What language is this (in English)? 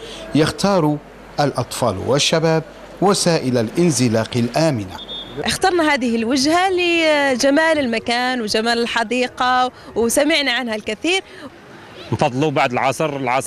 Arabic